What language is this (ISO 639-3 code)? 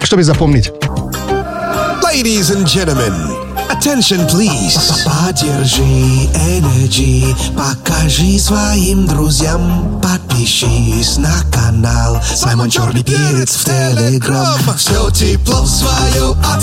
rus